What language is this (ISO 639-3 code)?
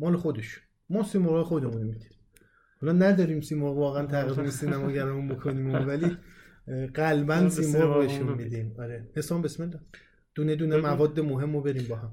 fas